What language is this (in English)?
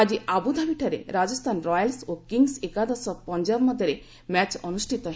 Odia